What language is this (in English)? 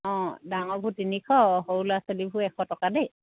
Assamese